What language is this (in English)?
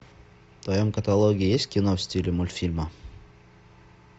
Russian